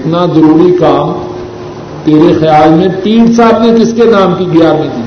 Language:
Urdu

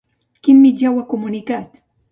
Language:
Catalan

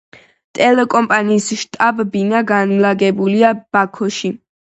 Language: Georgian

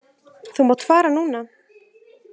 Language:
Icelandic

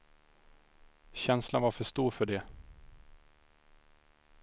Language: Swedish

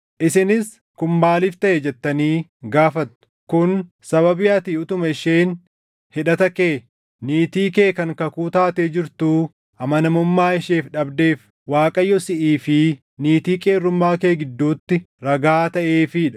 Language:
Oromo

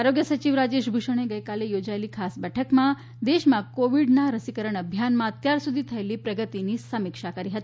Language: Gujarati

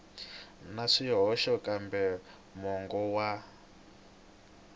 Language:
Tsonga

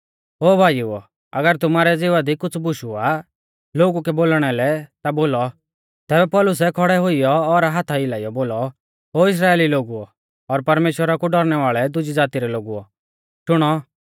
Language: Mahasu Pahari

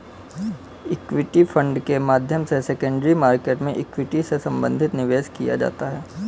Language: Hindi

